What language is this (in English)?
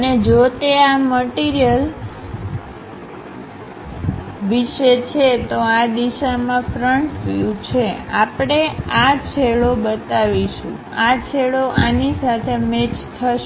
Gujarati